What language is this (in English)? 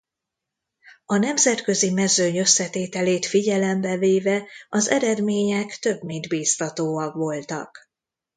Hungarian